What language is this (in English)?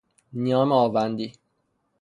Persian